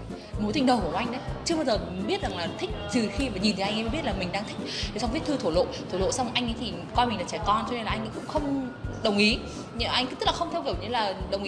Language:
Vietnamese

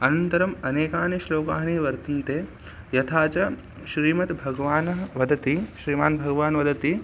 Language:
Sanskrit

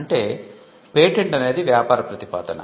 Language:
Telugu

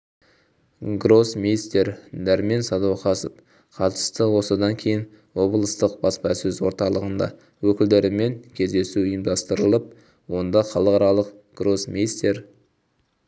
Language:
Kazakh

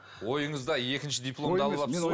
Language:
Kazakh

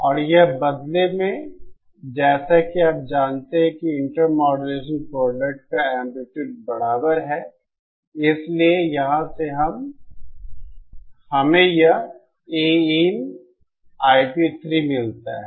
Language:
Hindi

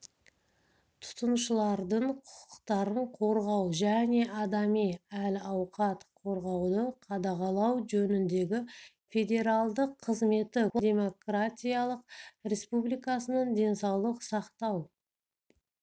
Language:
Kazakh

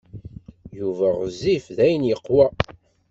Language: Kabyle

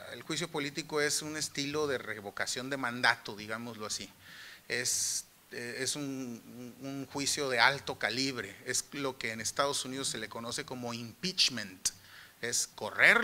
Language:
Spanish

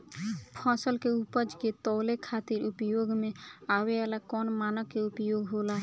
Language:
Bhojpuri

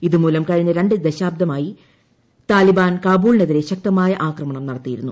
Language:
Malayalam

